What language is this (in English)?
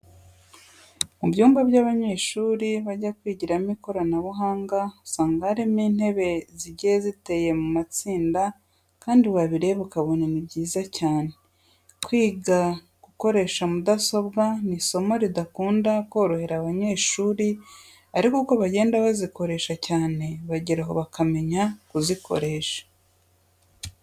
Kinyarwanda